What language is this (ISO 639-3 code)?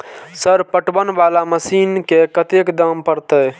mai